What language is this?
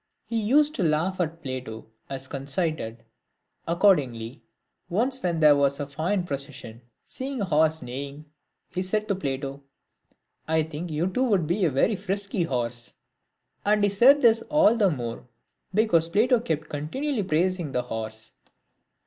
English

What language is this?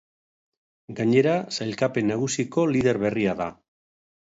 Basque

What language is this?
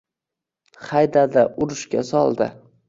Uzbek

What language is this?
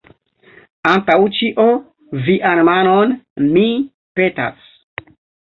Esperanto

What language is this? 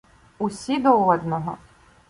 Ukrainian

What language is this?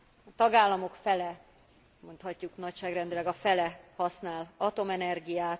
Hungarian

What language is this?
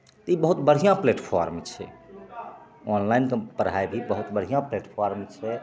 Maithili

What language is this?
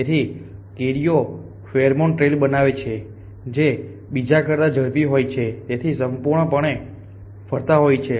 Gujarati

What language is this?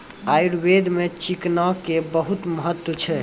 Maithili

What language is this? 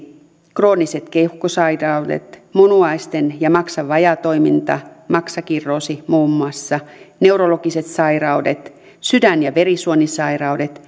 Finnish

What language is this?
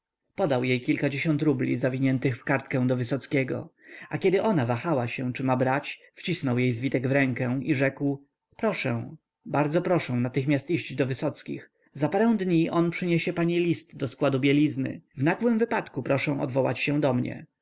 Polish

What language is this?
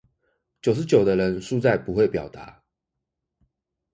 Chinese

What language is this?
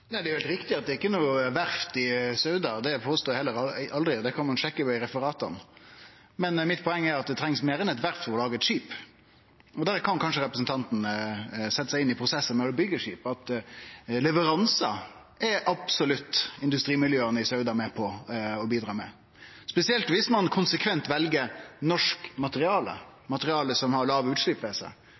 Norwegian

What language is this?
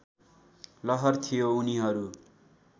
Nepali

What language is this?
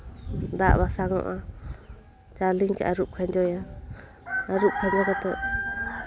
Santali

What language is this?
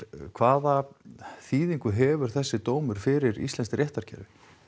Icelandic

